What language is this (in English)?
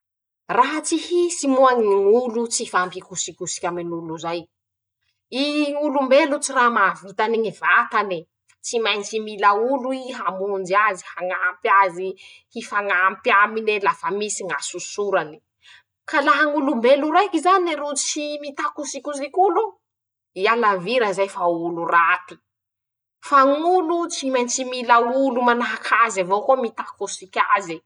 Masikoro Malagasy